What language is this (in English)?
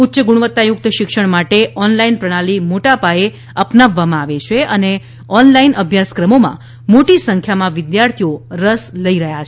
Gujarati